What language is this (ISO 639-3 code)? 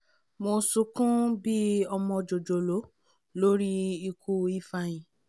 yor